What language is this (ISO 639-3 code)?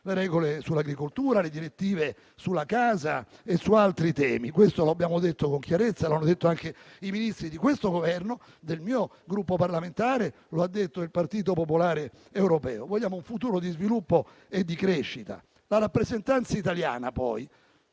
ita